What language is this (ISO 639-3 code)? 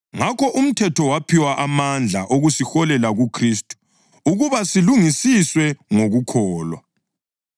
nde